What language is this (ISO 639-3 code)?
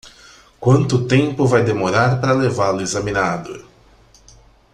por